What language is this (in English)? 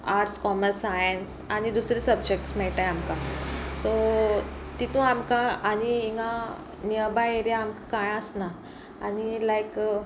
Konkani